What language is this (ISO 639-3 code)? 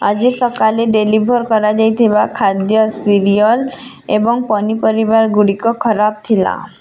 ori